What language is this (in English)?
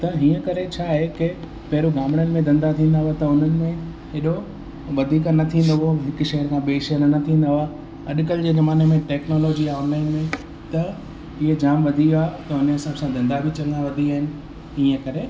Sindhi